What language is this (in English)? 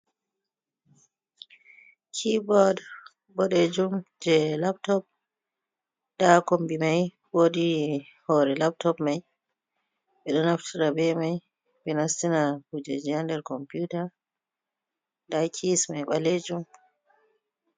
Fula